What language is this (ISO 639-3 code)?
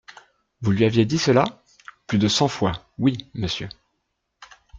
fra